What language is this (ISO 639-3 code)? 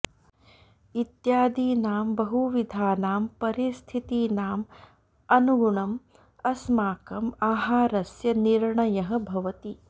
san